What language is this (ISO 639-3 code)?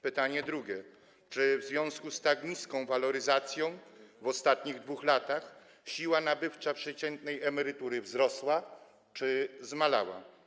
pol